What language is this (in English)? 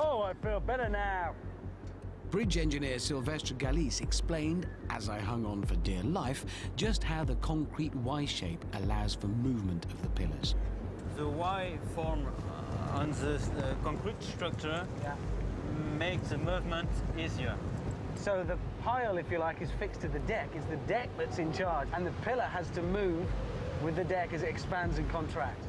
English